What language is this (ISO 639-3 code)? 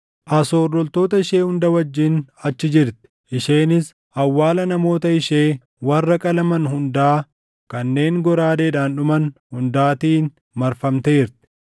orm